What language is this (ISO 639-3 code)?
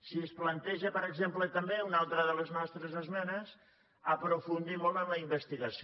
cat